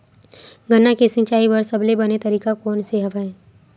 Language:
Chhattisgarhi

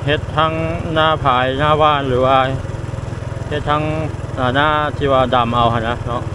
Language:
Thai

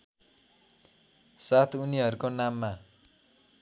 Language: Nepali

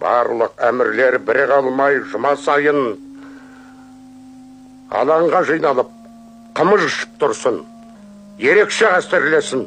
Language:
Turkish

